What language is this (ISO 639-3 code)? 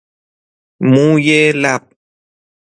fas